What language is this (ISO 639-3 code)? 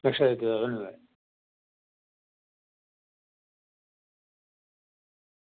doi